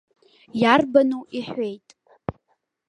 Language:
Abkhazian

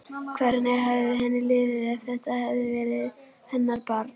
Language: Icelandic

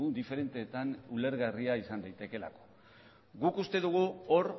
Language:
Basque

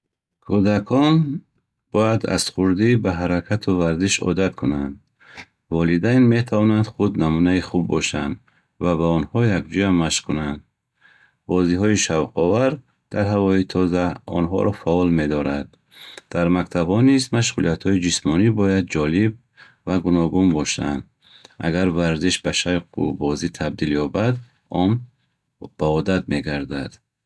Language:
Bukharic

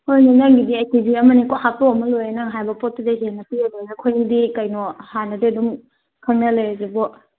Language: Manipuri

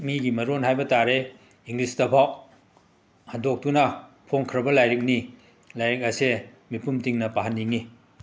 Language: Manipuri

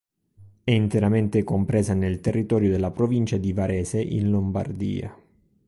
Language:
Italian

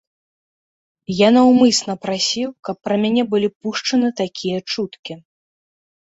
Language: Belarusian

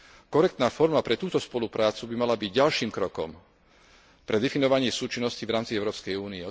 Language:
Slovak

